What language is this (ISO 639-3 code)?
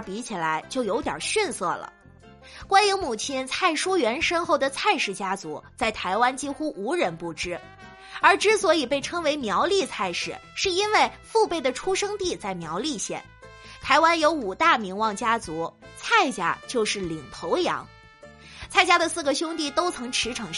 zho